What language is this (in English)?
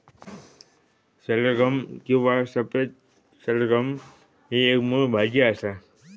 Marathi